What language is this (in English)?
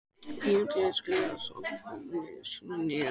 Icelandic